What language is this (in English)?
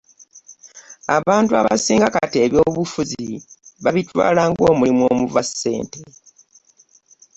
Ganda